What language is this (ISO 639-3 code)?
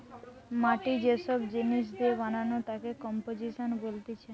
ben